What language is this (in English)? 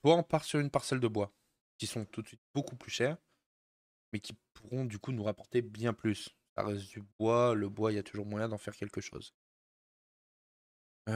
French